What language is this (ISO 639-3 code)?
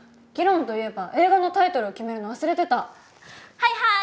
jpn